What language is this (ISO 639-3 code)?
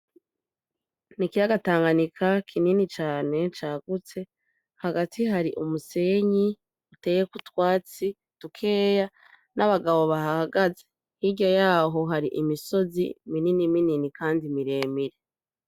run